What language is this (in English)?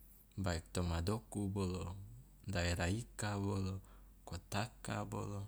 Loloda